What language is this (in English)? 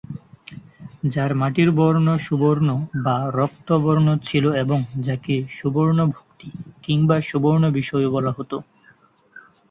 Bangla